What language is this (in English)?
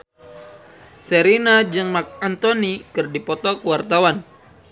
Sundanese